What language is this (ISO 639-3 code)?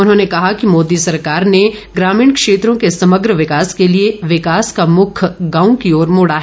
hin